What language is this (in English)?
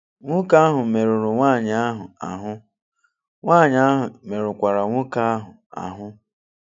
Igbo